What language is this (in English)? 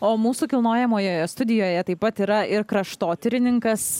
Lithuanian